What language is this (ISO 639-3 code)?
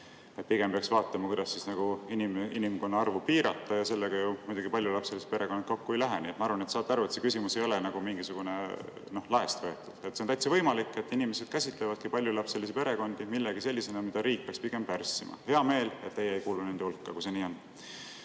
est